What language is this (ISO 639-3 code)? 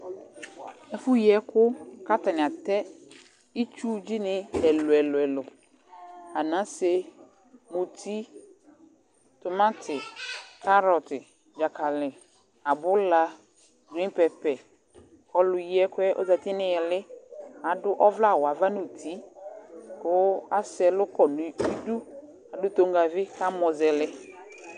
kpo